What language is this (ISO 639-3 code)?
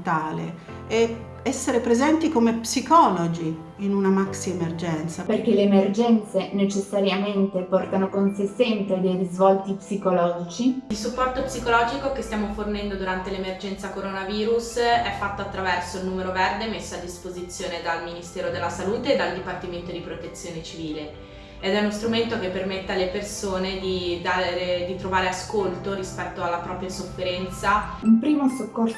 ita